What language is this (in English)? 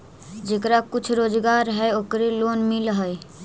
Magahi